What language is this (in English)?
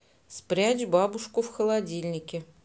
Russian